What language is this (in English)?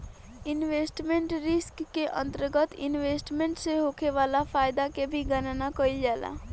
Bhojpuri